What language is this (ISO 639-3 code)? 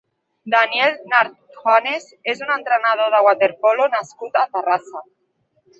cat